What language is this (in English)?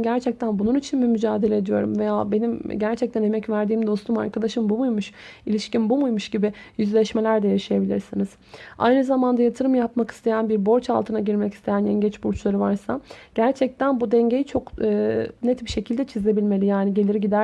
Turkish